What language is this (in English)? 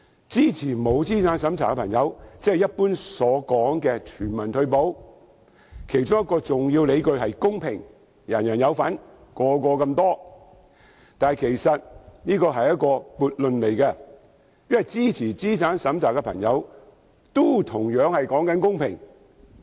Cantonese